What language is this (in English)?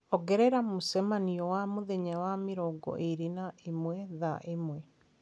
Kikuyu